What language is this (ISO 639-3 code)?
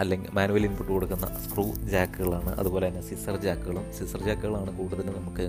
mal